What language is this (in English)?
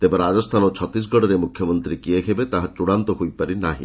Odia